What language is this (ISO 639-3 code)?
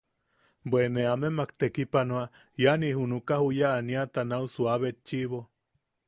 yaq